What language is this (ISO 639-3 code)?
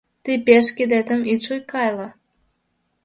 chm